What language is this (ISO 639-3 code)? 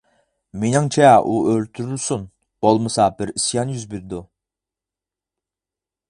uig